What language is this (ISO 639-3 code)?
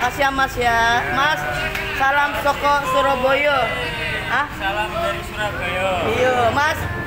ind